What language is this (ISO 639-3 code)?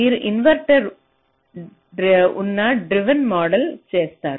tel